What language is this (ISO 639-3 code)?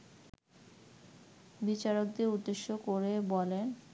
ben